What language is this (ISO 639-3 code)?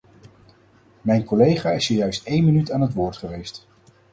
nld